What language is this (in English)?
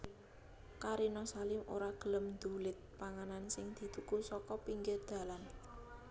Javanese